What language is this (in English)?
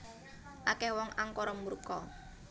Javanese